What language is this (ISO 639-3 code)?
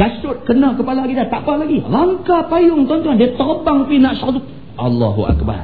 msa